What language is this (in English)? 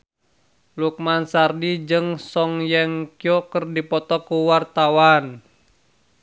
Sundanese